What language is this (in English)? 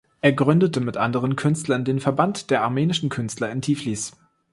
German